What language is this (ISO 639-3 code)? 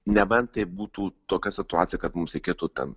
lit